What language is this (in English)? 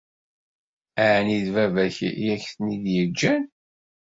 Kabyle